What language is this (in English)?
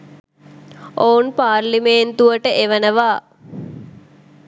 Sinhala